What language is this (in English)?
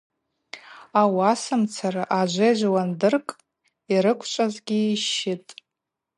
Abaza